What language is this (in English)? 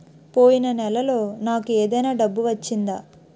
Telugu